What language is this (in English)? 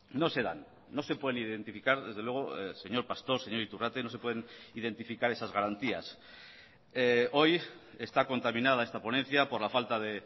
Spanish